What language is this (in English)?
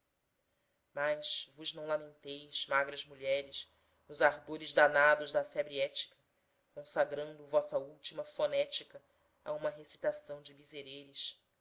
Portuguese